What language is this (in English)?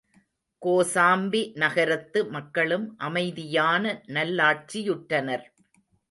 Tamil